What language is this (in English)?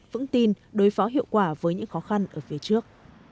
Vietnamese